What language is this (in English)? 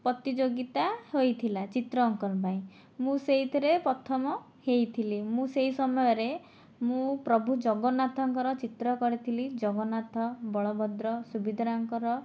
Odia